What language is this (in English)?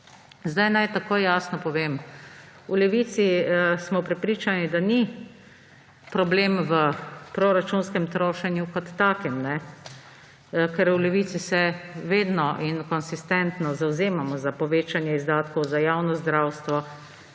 Slovenian